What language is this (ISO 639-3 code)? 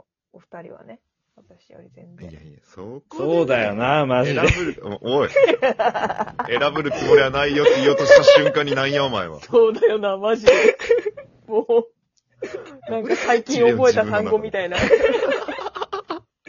jpn